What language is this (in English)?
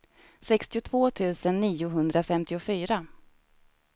Swedish